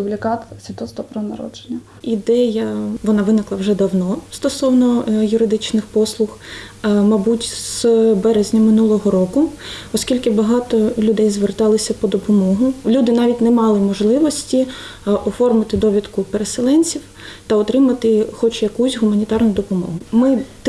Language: Ukrainian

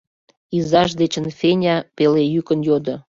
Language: Mari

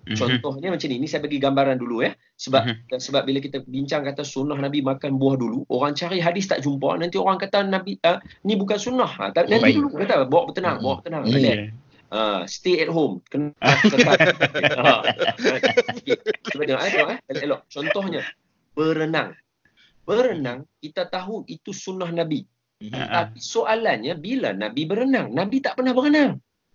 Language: Malay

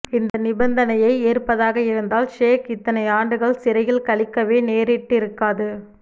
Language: Tamil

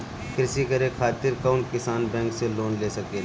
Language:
Bhojpuri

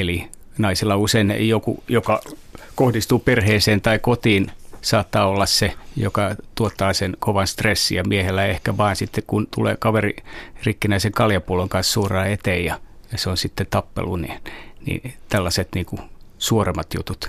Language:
Finnish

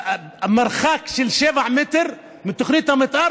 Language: Hebrew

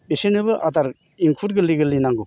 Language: Bodo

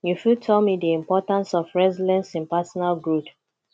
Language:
Nigerian Pidgin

